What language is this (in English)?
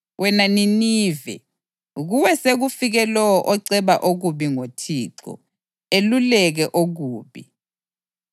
North Ndebele